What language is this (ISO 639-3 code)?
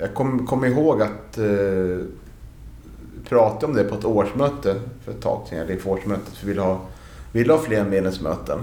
swe